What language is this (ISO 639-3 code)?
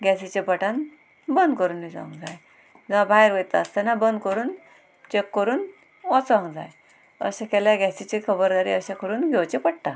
kok